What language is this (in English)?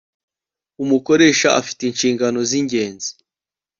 Kinyarwanda